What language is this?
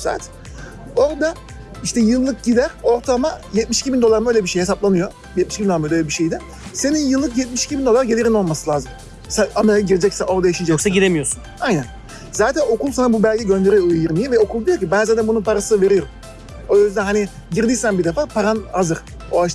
Turkish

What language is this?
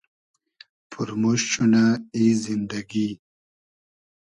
Hazaragi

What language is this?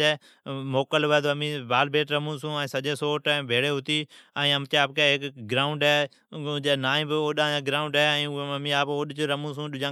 Od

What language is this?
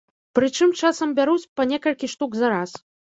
Belarusian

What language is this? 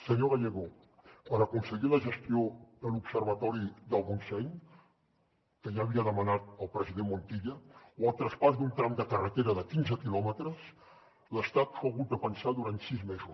Catalan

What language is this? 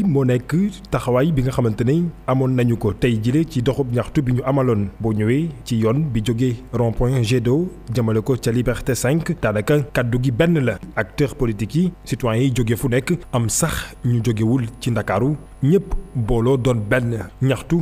French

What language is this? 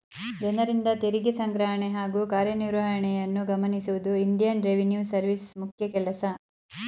Kannada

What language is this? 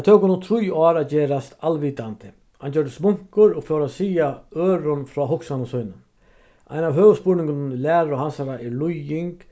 Faroese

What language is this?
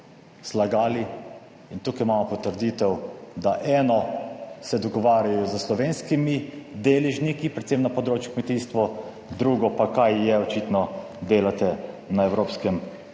Slovenian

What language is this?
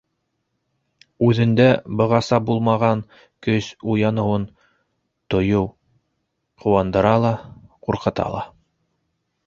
Bashkir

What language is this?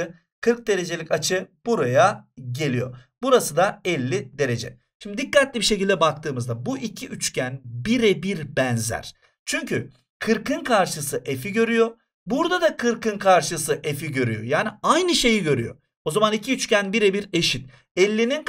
Turkish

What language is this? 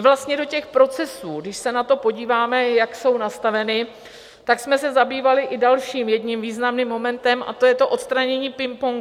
Czech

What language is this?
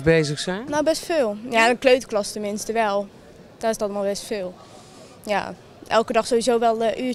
Dutch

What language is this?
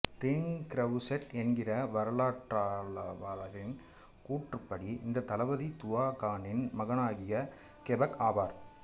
Tamil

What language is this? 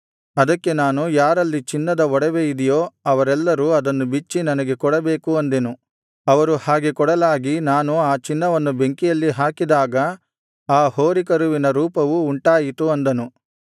Kannada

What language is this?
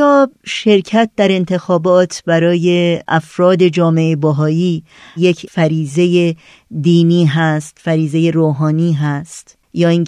Persian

